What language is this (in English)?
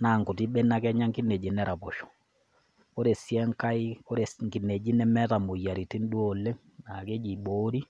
Masai